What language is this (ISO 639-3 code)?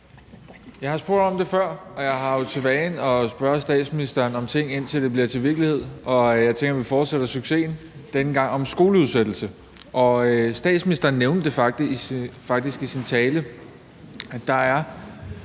dan